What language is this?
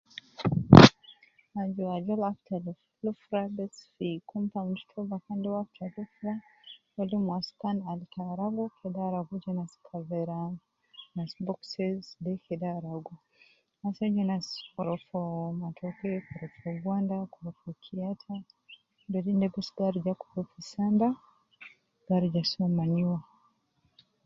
Nubi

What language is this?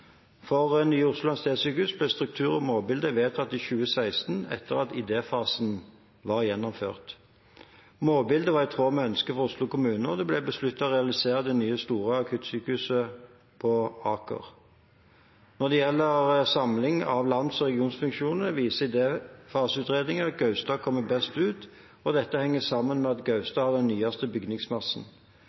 Norwegian Bokmål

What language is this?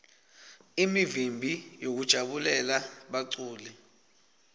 Swati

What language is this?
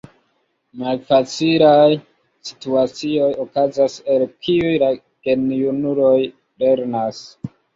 Esperanto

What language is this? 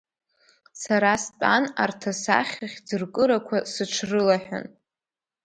Abkhazian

